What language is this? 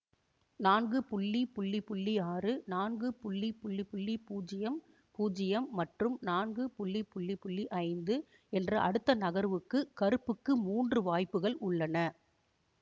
Tamil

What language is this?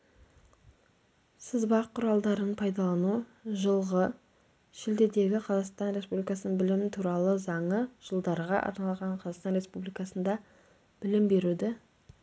Kazakh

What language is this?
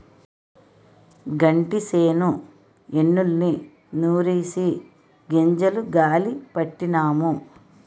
Telugu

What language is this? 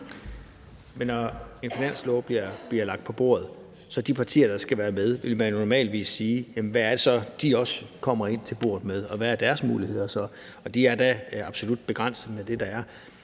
Danish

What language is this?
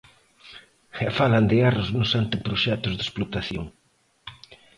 Galician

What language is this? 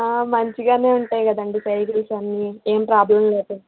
Telugu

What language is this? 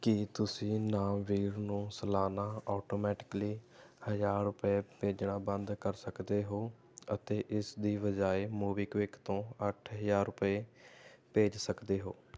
Punjabi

